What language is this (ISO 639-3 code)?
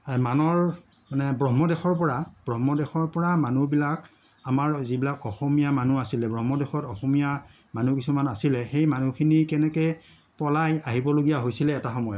asm